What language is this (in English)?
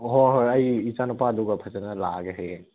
Manipuri